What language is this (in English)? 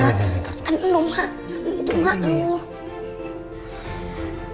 Indonesian